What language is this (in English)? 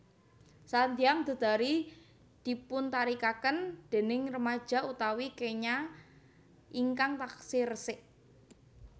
Javanese